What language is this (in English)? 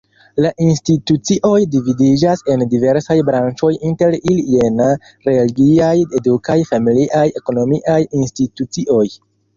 Esperanto